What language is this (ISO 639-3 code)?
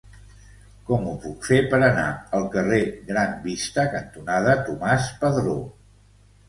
cat